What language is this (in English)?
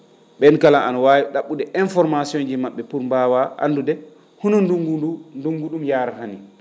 Fula